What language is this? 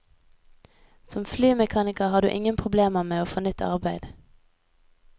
Norwegian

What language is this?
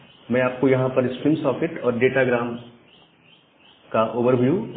Hindi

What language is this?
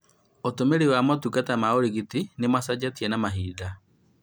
Kikuyu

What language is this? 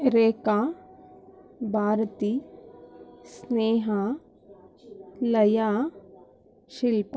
Kannada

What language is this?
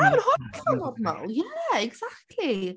Welsh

